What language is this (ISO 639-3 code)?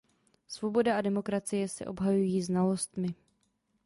ces